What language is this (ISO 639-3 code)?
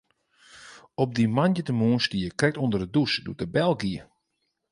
fry